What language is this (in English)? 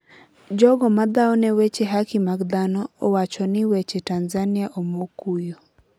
Luo (Kenya and Tanzania)